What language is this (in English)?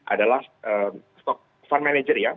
Indonesian